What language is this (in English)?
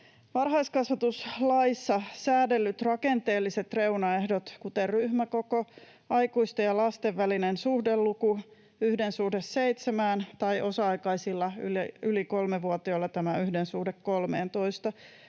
Finnish